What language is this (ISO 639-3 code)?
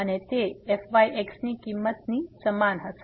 guj